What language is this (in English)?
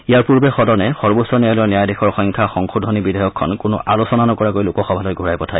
Assamese